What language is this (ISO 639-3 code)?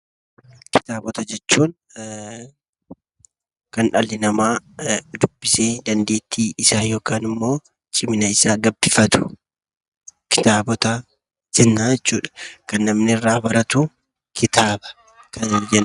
orm